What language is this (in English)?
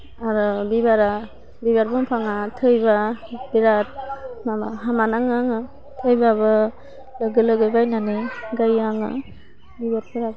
Bodo